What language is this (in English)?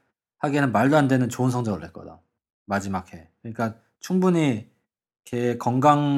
Korean